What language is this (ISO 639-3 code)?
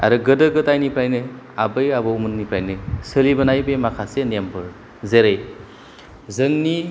brx